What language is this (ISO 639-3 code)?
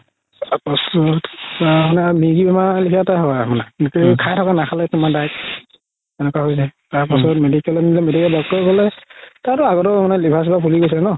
asm